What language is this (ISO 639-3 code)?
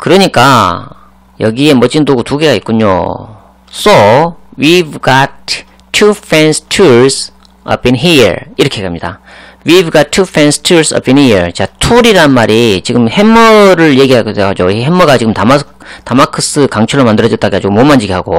kor